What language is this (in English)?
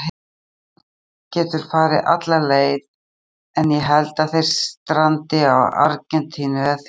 Icelandic